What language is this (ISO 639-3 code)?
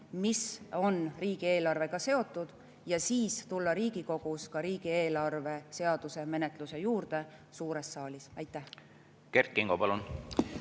est